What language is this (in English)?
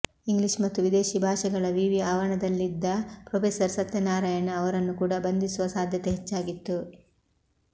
Kannada